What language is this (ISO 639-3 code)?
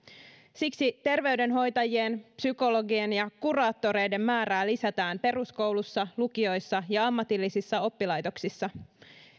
fin